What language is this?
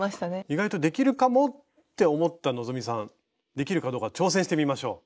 Japanese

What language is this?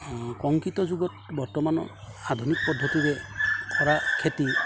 Assamese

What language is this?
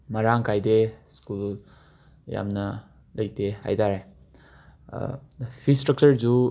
Manipuri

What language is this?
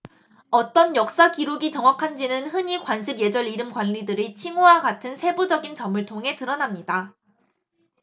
Korean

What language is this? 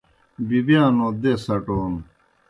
Kohistani Shina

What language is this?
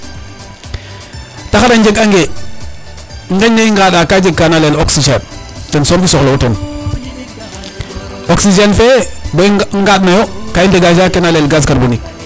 Serer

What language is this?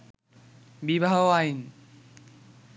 Bangla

